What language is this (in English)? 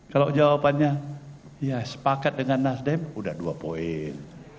Indonesian